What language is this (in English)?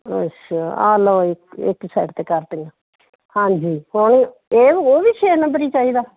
Punjabi